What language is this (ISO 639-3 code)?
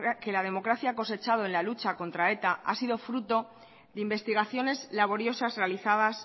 spa